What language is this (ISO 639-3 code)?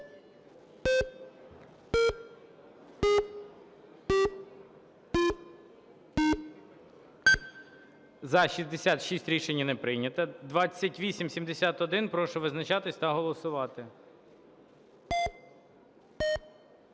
ukr